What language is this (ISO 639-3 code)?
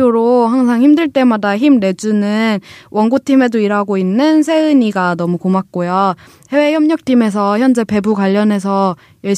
kor